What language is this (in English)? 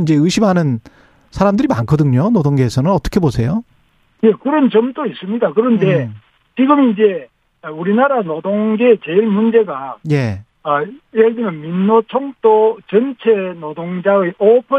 Korean